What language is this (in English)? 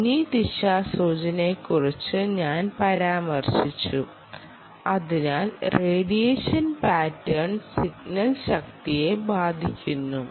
Malayalam